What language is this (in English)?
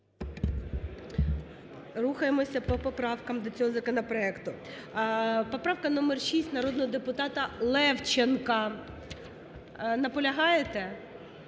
Ukrainian